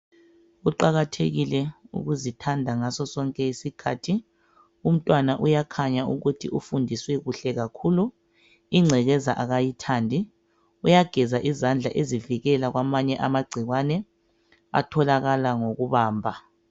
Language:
North Ndebele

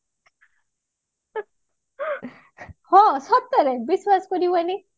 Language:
Odia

